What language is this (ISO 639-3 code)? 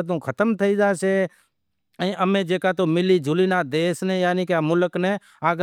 kxp